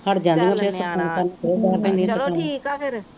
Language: Punjabi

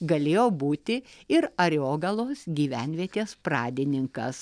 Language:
Lithuanian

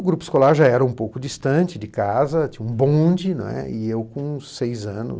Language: Portuguese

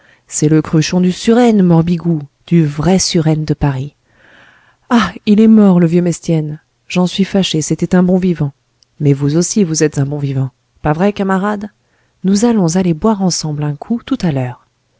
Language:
French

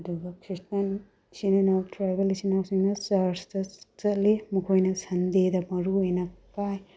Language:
Manipuri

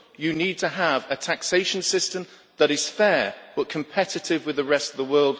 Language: English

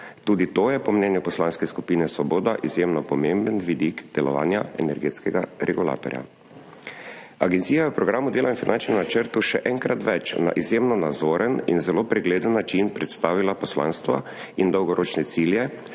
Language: Slovenian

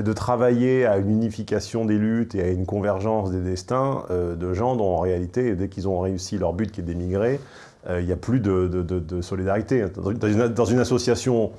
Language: French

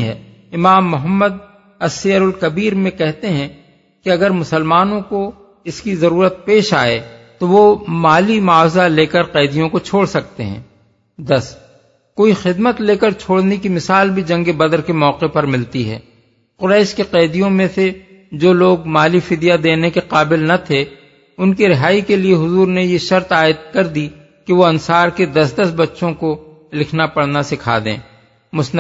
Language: Urdu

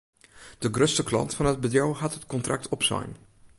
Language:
Western Frisian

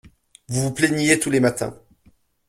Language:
French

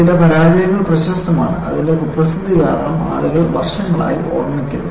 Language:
Malayalam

